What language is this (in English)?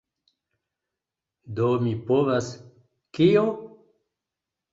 Esperanto